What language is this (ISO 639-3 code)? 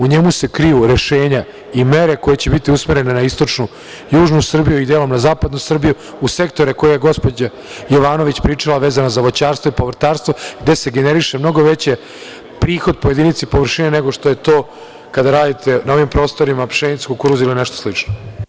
srp